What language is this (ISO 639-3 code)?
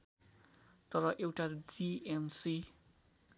nep